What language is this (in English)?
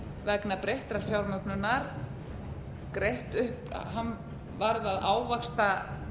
Icelandic